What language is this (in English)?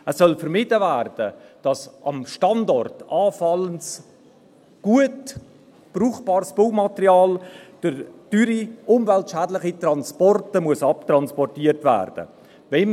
Swiss German